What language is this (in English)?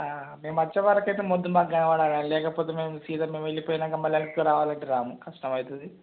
Telugu